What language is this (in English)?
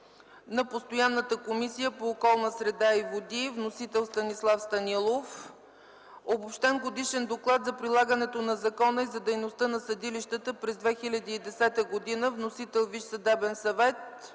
Bulgarian